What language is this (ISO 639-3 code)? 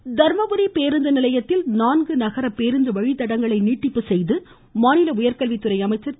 tam